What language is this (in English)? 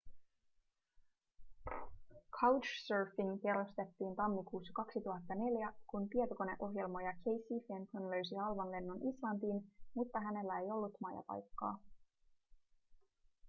Finnish